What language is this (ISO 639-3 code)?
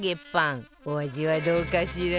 jpn